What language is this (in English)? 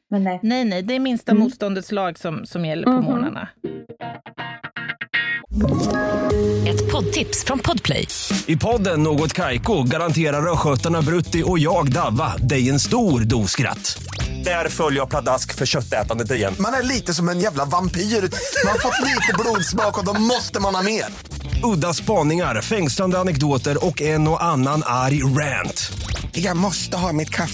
Swedish